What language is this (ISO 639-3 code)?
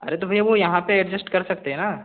hin